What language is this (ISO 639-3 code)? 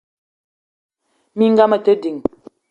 eto